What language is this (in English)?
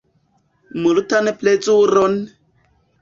Esperanto